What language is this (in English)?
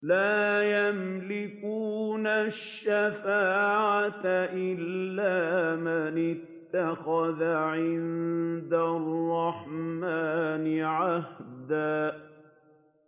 Arabic